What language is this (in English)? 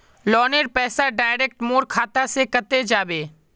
Magahi